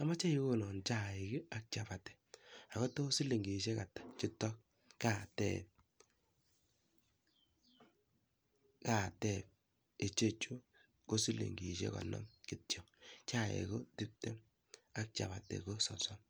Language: Kalenjin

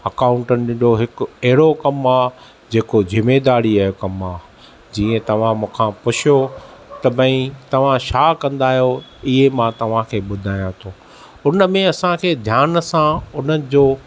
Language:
Sindhi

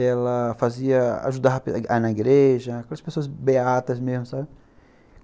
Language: Portuguese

